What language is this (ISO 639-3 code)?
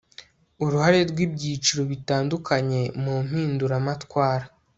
kin